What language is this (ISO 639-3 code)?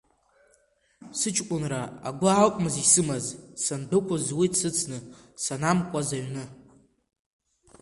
abk